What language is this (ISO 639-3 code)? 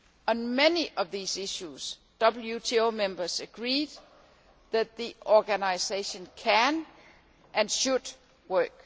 eng